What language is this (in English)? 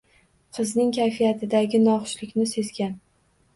Uzbek